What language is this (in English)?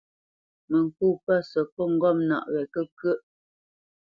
Bamenyam